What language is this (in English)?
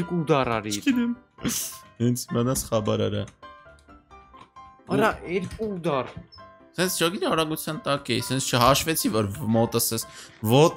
Romanian